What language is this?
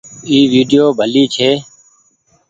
Goaria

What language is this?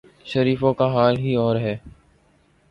Urdu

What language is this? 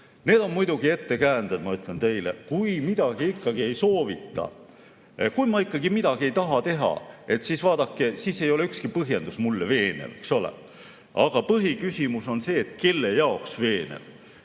Estonian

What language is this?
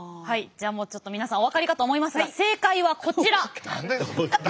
Japanese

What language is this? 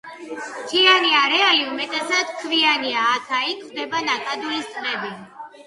Georgian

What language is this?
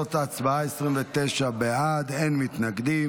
Hebrew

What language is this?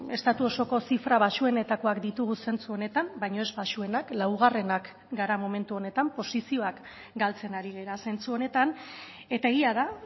Basque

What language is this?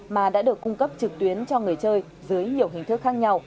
Vietnamese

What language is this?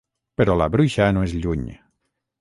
Catalan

